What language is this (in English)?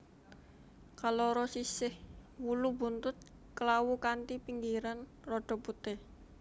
Javanese